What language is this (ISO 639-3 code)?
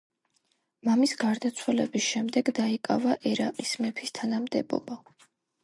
kat